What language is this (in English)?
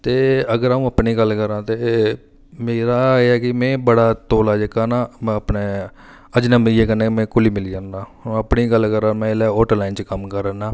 Dogri